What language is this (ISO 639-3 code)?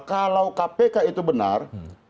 ind